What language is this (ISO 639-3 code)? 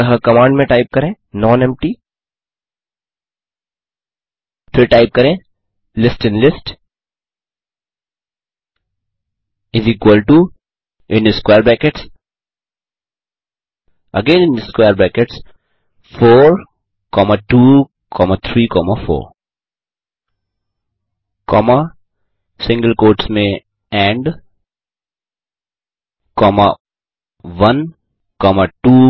hin